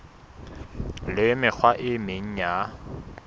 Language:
Southern Sotho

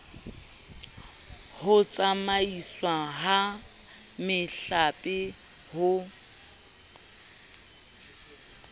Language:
Southern Sotho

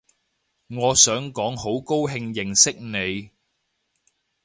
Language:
Cantonese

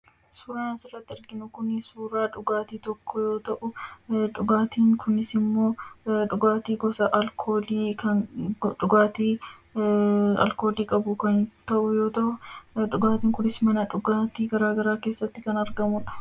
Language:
Oromo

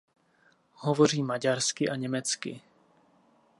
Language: Czech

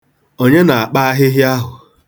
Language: Igbo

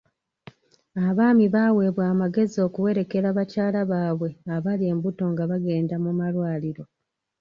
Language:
Ganda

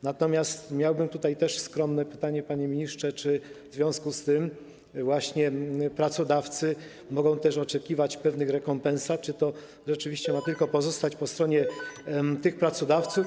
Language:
Polish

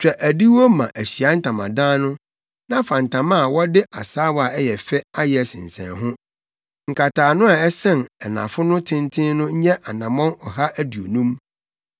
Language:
Akan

